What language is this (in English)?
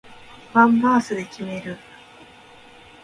Japanese